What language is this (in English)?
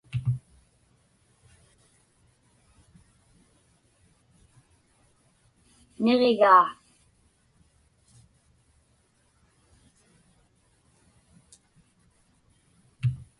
Inupiaq